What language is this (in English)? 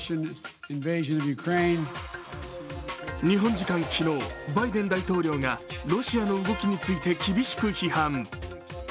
Japanese